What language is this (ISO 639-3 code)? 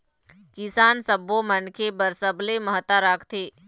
hne